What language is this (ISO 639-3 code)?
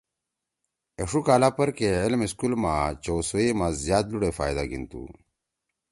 trw